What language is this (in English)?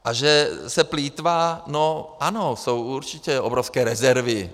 Czech